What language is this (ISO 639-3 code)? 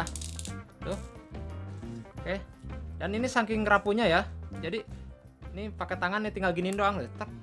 ind